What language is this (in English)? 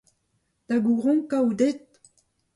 Breton